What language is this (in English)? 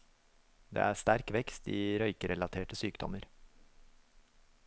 Norwegian